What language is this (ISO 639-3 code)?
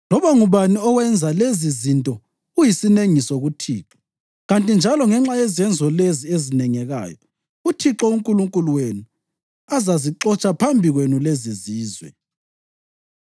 nde